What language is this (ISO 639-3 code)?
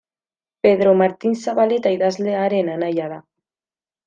eus